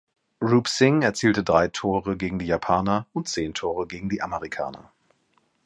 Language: German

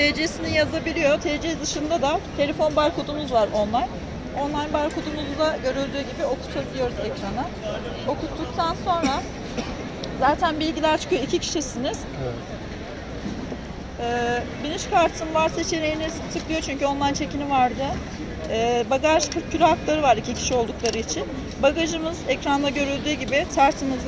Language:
Turkish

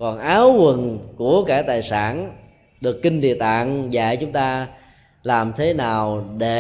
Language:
Vietnamese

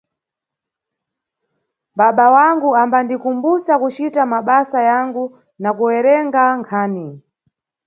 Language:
Nyungwe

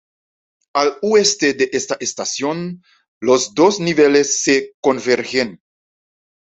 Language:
Spanish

